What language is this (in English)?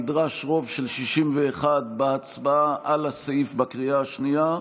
Hebrew